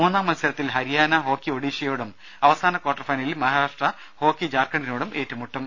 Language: Malayalam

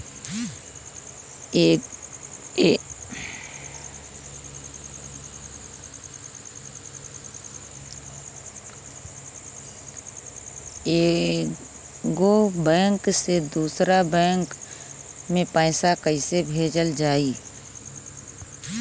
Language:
Bhojpuri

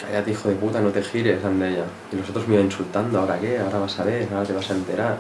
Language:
Spanish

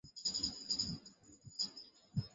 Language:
Bangla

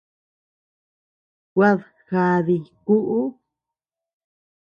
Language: Tepeuxila Cuicatec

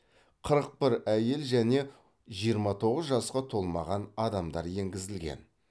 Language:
Kazakh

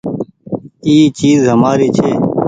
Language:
Goaria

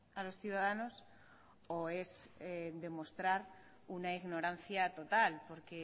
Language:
Spanish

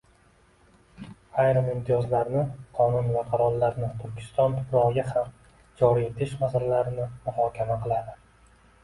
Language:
Uzbek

